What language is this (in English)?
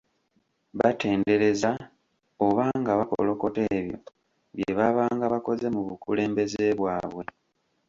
Ganda